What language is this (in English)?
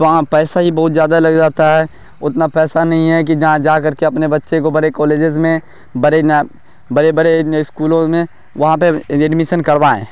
Urdu